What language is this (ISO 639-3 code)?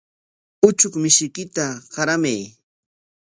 qwa